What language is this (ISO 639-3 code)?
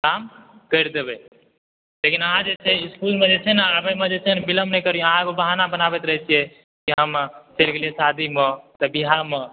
mai